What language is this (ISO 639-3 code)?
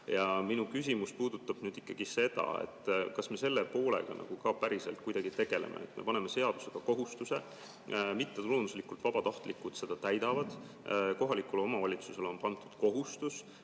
est